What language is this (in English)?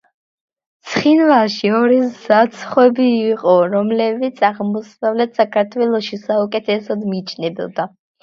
Georgian